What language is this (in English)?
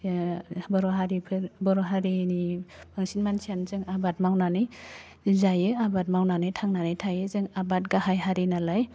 Bodo